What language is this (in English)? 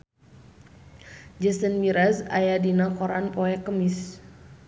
Sundanese